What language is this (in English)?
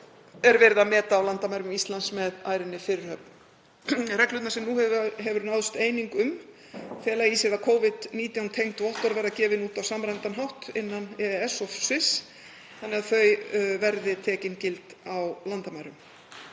Icelandic